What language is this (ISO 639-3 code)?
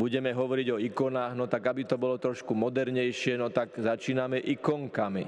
slk